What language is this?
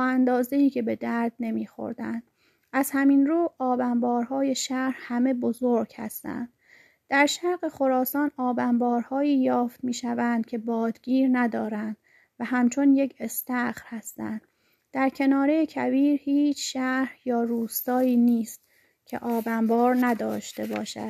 Persian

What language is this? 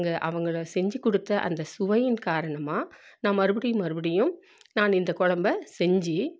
Tamil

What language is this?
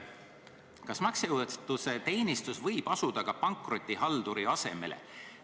Estonian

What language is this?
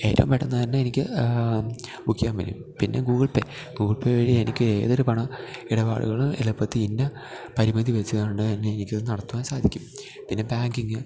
Malayalam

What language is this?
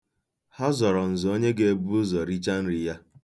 Igbo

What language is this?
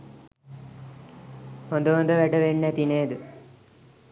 Sinhala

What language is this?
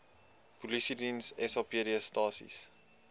Afrikaans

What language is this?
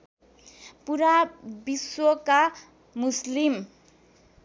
Nepali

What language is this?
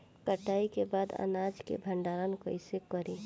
Bhojpuri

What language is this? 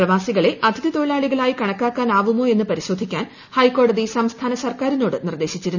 Malayalam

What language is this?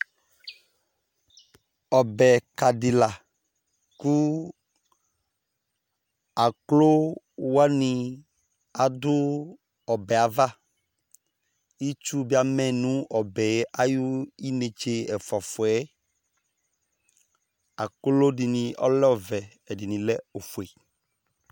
Ikposo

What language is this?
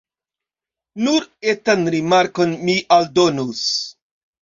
Esperanto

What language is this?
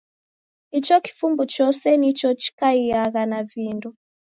Taita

